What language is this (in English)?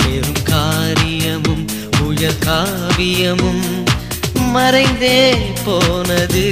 Arabic